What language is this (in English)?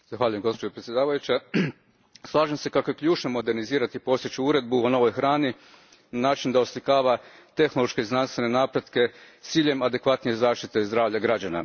Croatian